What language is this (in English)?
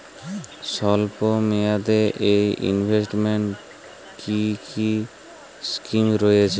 Bangla